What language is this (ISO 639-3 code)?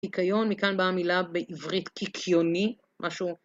heb